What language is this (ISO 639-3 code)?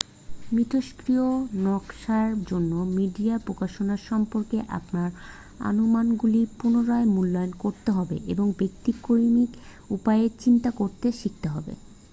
ben